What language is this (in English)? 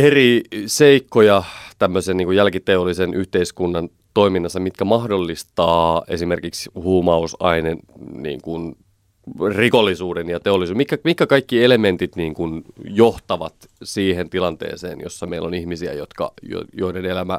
Finnish